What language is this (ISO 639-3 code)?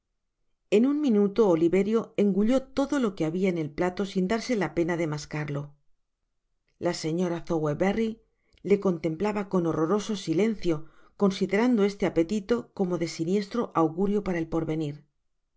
spa